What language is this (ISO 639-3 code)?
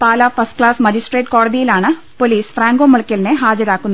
mal